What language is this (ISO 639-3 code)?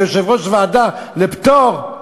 heb